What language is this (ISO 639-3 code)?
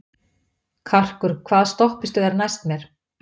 isl